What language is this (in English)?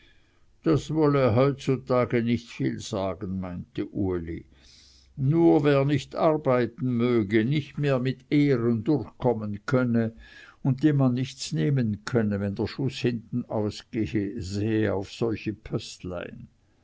German